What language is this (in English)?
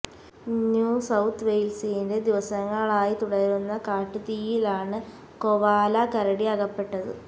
Malayalam